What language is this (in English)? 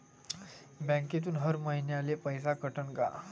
Marathi